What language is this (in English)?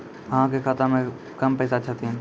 Maithili